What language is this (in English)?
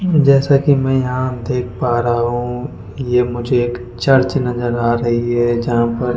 Hindi